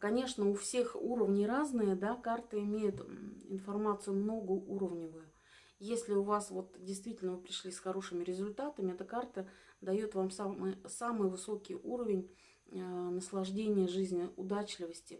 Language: Russian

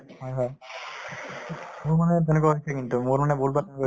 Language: Assamese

